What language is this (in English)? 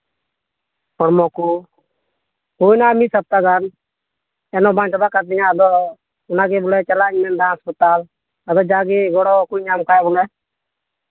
Santali